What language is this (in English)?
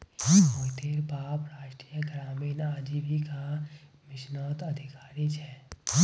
Magahi